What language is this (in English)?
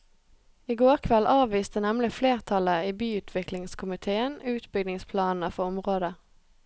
Norwegian